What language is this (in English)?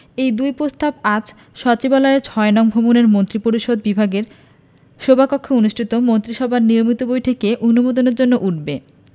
Bangla